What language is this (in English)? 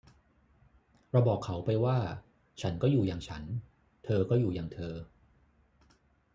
Thai